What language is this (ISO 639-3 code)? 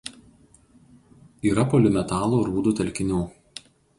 lit